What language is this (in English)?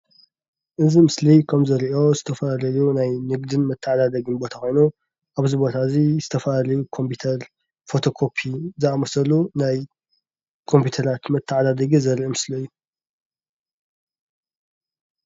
Tigrinya